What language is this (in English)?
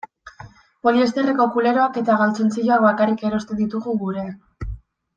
Basque